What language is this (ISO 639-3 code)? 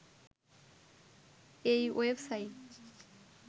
ben